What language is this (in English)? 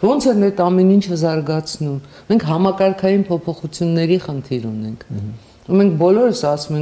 Romanian